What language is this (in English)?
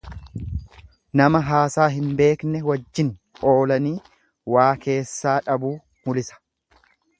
Oromo